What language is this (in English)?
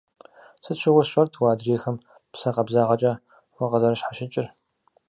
Kabardian